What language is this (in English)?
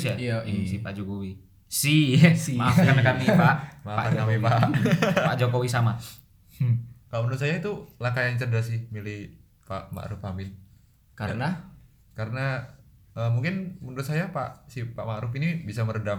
Indonesian